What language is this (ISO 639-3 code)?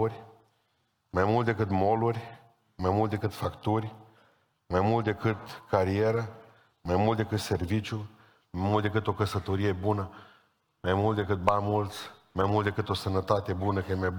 ron